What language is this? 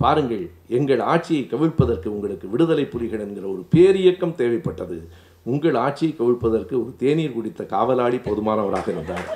Tamil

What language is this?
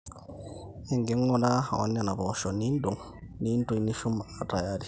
Masai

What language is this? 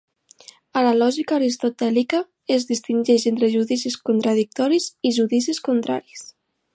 Catalan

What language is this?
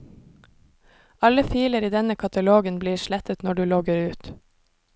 Norwegian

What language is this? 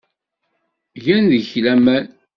Kabyle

